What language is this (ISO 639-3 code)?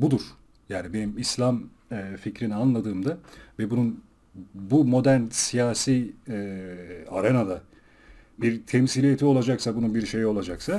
tur